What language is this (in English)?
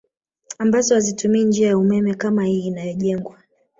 Swahili